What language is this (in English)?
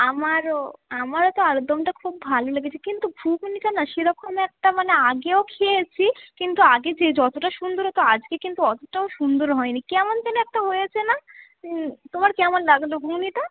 Bangla